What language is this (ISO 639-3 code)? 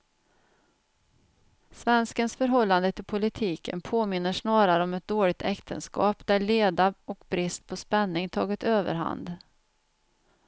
swe